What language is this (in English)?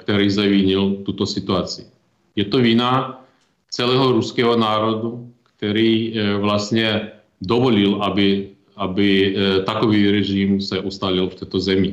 Czech